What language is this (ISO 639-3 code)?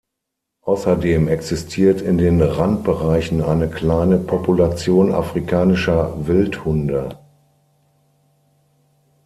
deu